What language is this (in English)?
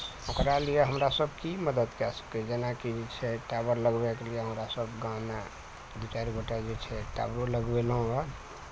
Maithili